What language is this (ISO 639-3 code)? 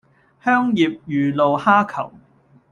yue